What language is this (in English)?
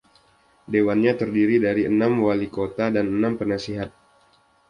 Indonesian